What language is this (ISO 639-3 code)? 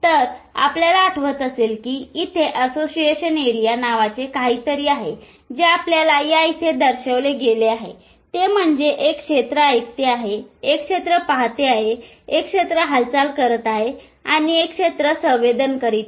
mar